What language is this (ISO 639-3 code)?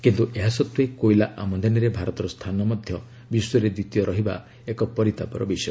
ori